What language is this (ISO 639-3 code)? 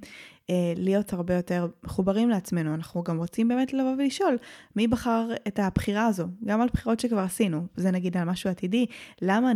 heb